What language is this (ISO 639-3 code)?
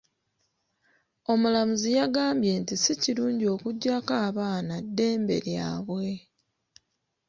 lug